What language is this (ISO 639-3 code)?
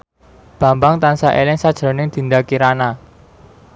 jav